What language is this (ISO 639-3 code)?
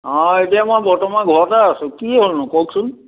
asm